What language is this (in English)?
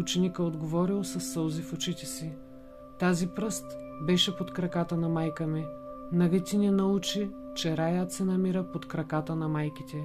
Bulgarian